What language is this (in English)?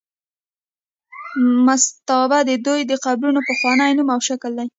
Pashto